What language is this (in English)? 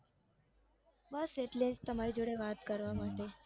Gujarati